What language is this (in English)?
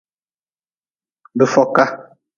Nawdm